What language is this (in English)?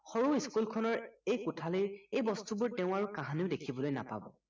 Assamese